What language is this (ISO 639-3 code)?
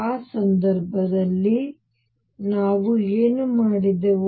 kan